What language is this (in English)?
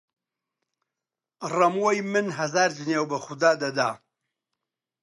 Central Kurdish